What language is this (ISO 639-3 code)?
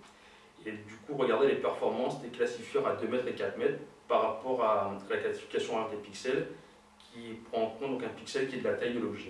fra